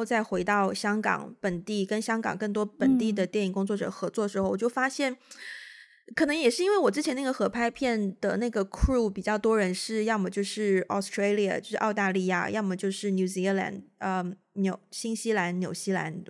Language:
Chinese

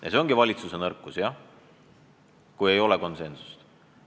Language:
Estonian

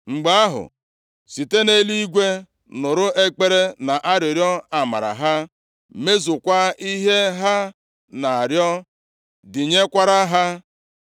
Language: Igbo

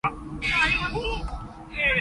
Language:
Cantonese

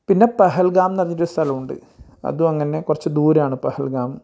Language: Malayalam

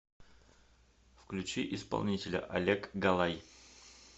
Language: Russian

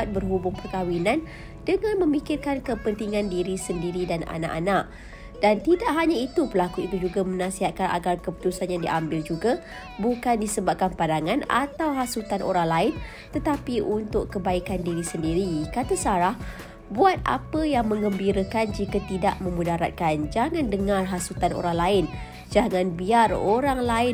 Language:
Malay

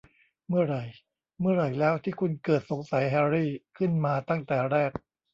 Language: Thai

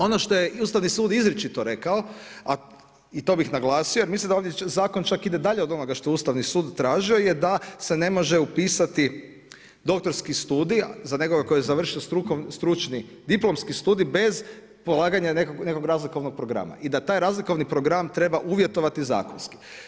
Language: Croatian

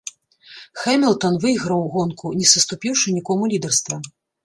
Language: Belarusian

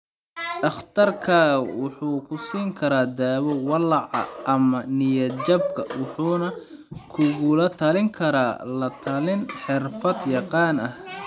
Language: Somali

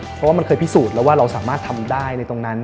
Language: Thai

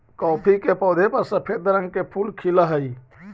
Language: Magahi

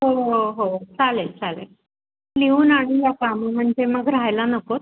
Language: Marathi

